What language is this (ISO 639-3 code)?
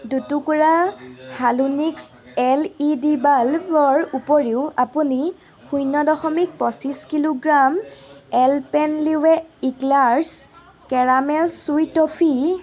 asm